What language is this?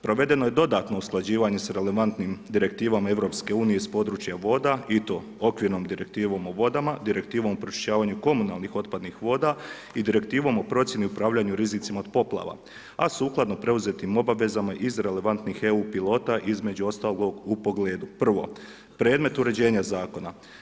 Croatian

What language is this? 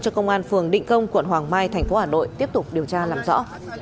Vietnamese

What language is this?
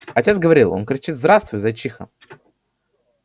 Russian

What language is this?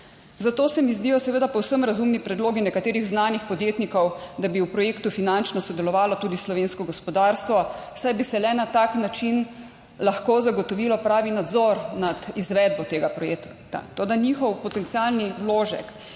Slovenian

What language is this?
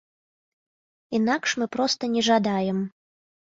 Belarusian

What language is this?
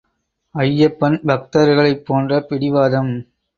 Tamil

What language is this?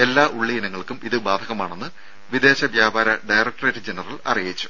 Malayalam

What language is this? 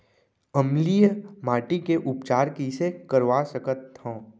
Chhattisgarhi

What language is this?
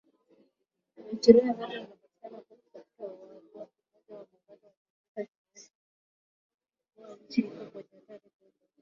Swahili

